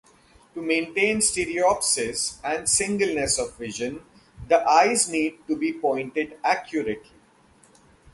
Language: English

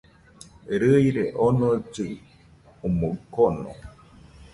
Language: Nüpode Huitoto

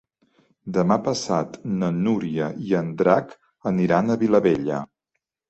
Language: Catalan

